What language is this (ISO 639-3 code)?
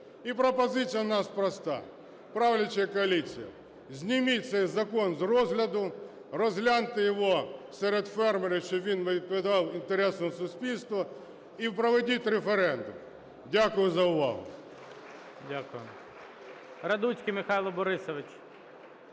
ukr